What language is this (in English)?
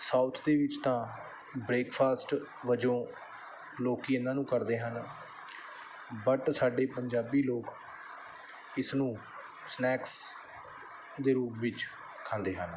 Punjabi